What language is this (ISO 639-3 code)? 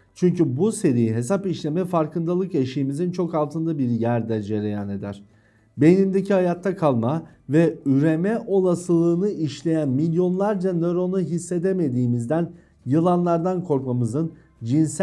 tur